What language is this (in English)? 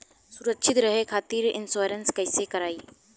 Bhojpuri